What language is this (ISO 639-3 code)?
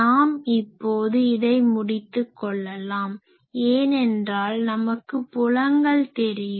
tam